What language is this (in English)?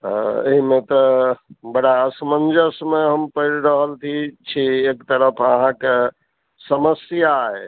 Maithili